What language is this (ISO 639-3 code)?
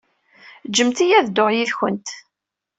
kab